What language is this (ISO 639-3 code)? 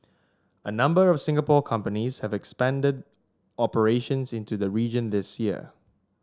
eng